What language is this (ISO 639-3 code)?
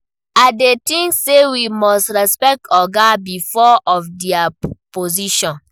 pcm